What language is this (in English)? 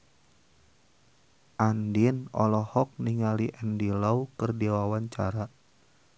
Sundanese